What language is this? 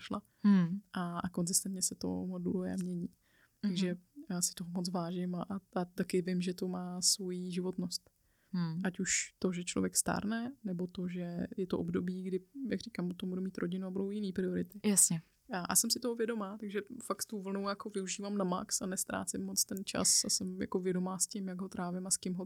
Czech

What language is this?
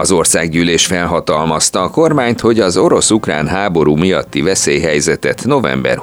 Hungarian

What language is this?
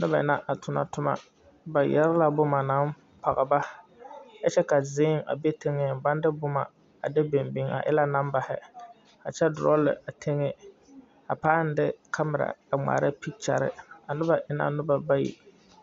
Southern Dagaare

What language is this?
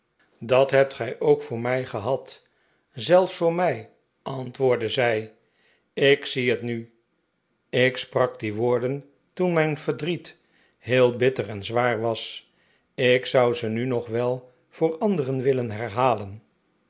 Dutch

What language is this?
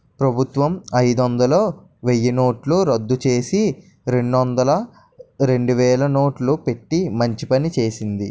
Telugu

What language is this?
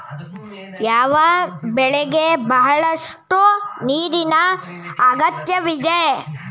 Kannada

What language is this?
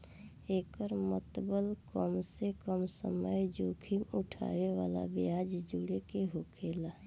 Bhojpuri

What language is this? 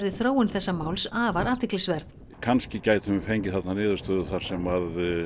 Icelandic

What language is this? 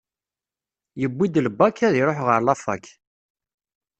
Kabyle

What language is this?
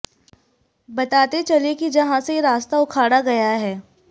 Hindi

